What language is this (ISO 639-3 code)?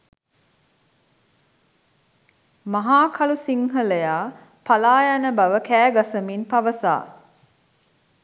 sin